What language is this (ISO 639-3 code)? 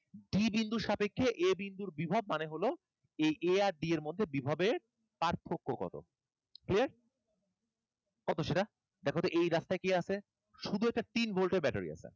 ben